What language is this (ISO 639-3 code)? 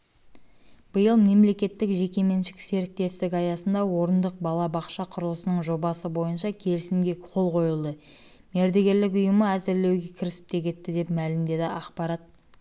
kaz